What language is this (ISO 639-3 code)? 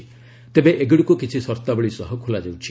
ori